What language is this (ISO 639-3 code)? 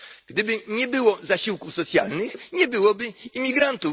pol